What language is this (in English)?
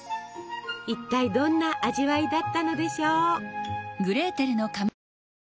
Japanese